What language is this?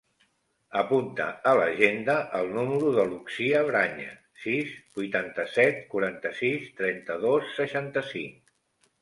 Catalan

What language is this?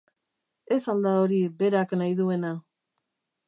Basque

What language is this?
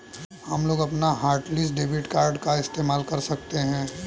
Hindi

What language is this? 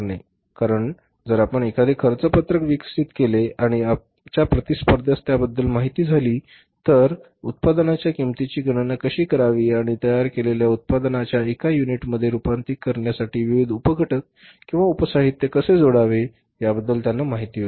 Marathi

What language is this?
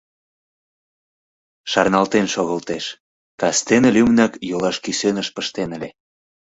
Mari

